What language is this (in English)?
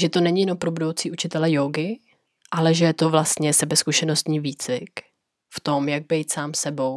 Czech